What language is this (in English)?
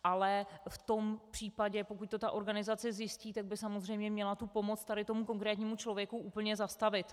Czech